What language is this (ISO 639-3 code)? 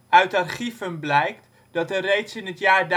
nld